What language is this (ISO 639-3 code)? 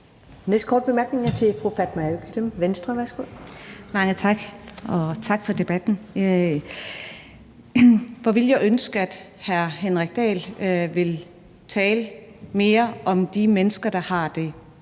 dan